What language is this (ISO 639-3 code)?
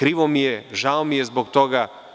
srp